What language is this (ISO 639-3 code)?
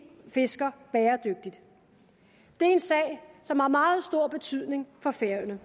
dan